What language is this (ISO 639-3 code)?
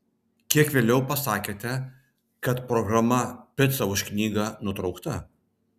lit